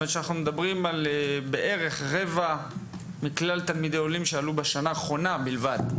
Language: Hebrew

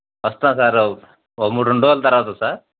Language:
Telugu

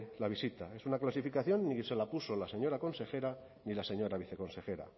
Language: Spanish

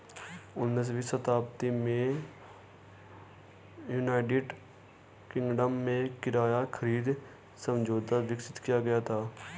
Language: Hindi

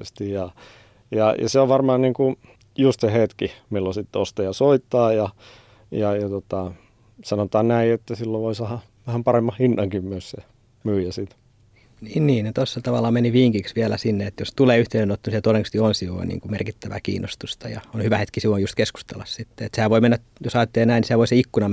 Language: Finnish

